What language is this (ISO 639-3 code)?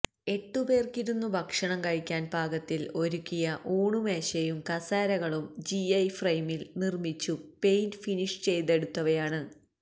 mal